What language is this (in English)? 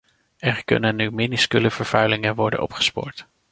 Dutch